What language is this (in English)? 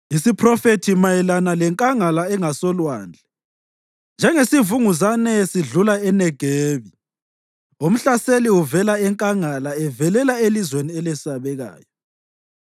North Ndebele